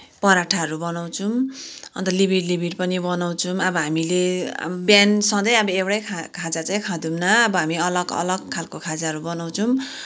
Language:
Nepali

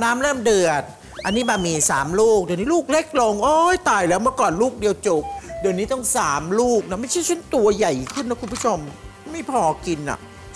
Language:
Thai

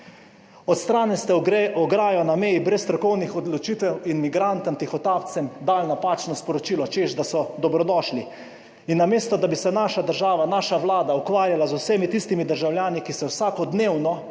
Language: Slovenian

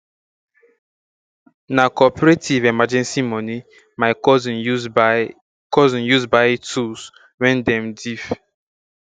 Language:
Nigerian Pidgin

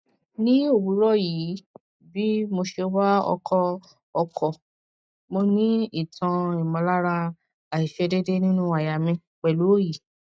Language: Yoruba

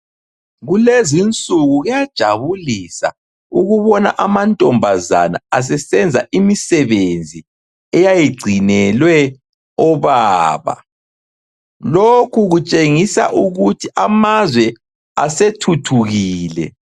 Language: North Ndebele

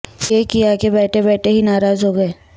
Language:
Urdu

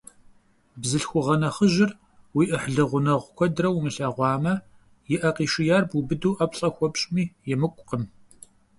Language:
Kabardian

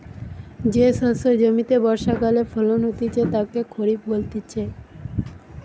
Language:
Bangla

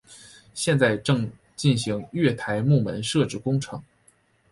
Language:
Chinese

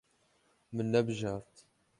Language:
Kurdish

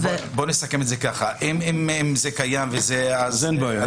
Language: Hebrew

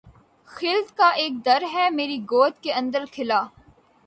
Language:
Urdu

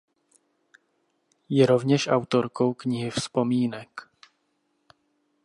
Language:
Czech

